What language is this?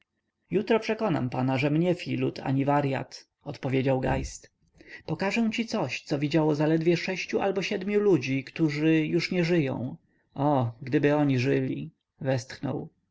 Polish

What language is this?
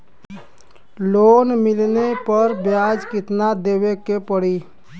Bhojpuri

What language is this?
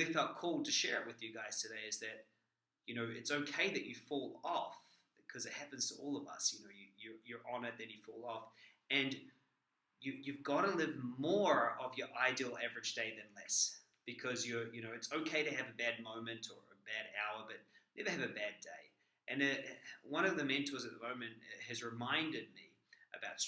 English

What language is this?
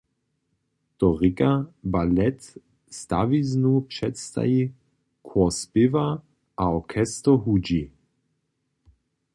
Upper Sorbian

